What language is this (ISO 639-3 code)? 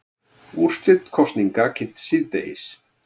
isl